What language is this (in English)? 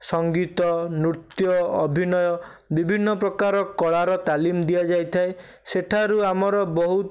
Odia